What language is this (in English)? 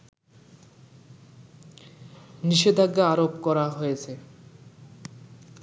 Bangla